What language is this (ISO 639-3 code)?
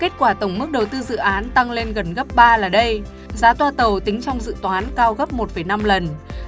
vie